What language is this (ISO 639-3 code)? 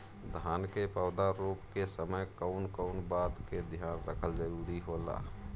bho